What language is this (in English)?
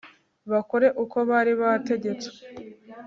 Kinyarwanda